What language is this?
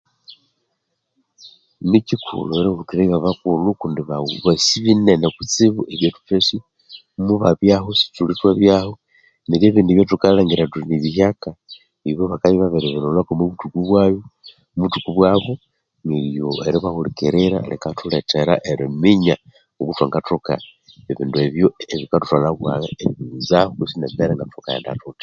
Konzo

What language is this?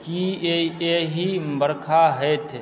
Maithili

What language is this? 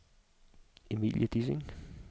Danish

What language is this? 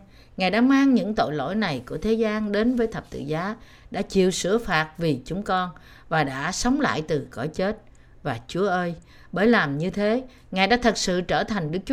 Vietnamese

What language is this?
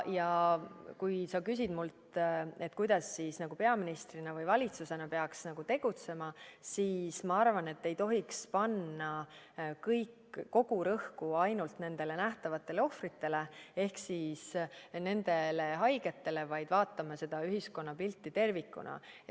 Estonian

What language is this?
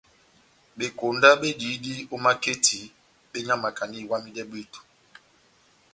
Batanga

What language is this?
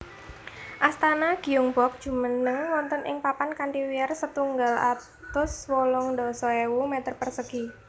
Javanese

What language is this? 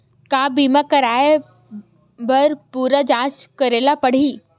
Chhattisgarhi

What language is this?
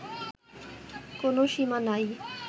Bangla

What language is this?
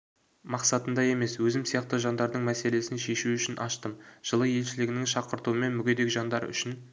Kazakh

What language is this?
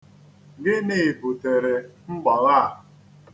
Igbo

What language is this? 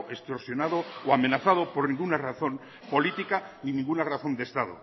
Spanish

